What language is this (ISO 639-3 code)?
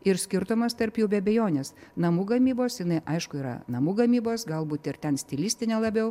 lit